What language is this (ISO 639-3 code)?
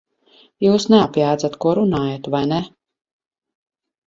lav